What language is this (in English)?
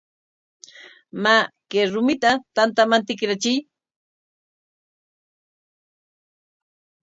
Corongo Ancash Quechua